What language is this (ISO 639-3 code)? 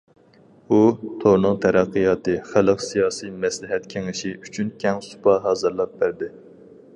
uig